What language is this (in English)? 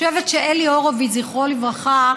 Hebrew